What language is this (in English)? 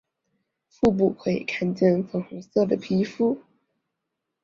Chinese